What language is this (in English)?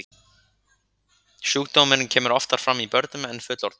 Icelandic